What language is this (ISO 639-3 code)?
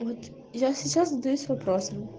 rus